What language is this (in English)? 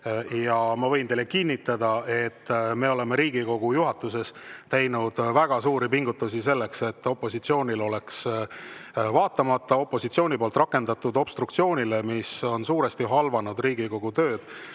Estonian